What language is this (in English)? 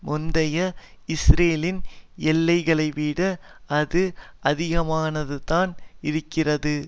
Tamil